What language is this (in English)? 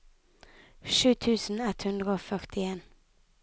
Norwegian